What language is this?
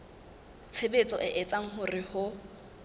Southern Sotho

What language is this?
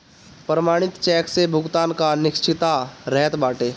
Bhojpuri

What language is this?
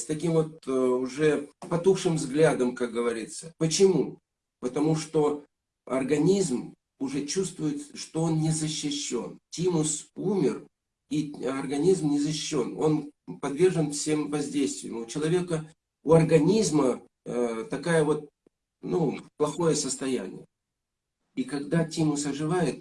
Russian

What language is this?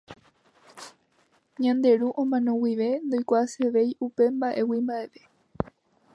Guarani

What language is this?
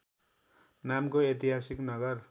Nepali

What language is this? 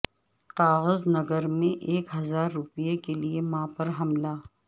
Urdu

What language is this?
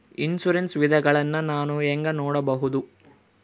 Kannada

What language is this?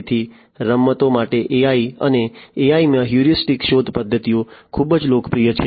Gujarati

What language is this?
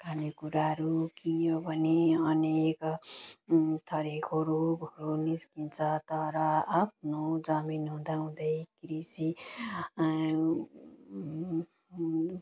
Nepali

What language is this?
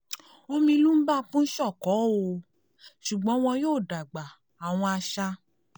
Yoruba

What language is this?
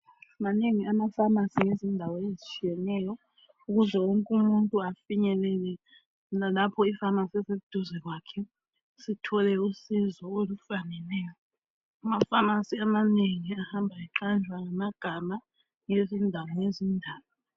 North Ndebele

